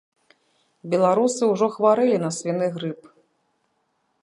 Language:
Belarusian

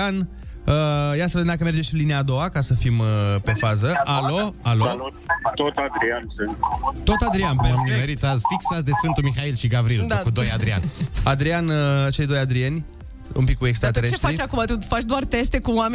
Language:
Romanian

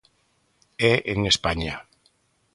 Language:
Galician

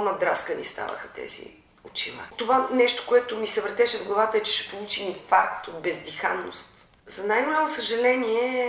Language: Bulgarian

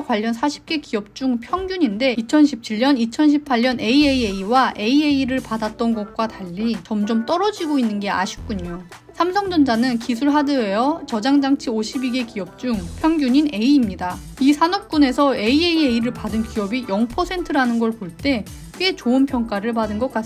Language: Korean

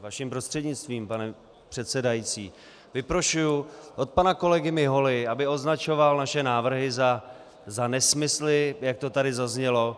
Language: Czech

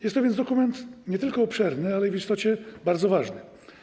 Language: Polish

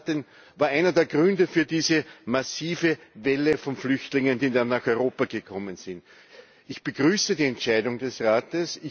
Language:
German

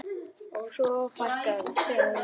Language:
Icelandic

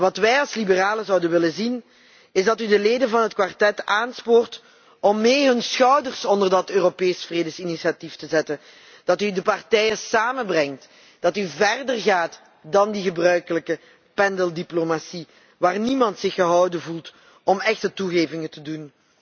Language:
Dutch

